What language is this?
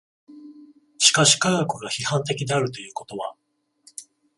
Japanese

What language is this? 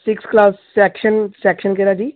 Punjabi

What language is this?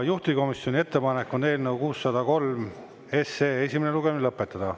Estonian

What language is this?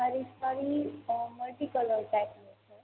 Gujarati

